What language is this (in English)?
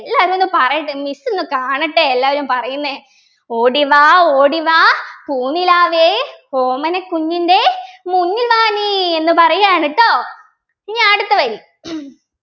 Malayalam